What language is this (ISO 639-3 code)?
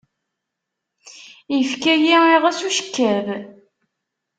kab